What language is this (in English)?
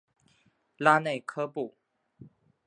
Chinese